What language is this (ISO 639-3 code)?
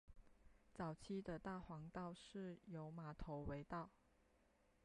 zho